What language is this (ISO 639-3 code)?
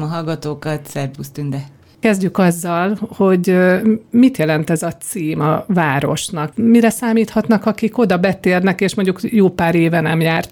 hun